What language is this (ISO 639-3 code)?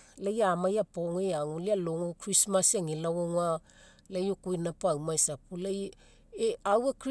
mek